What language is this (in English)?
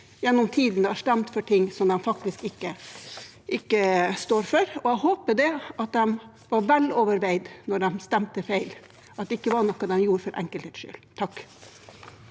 Norwegian